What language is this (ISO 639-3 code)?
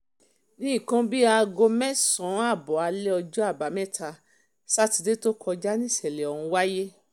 yor